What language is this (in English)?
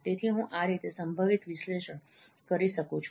Gujarati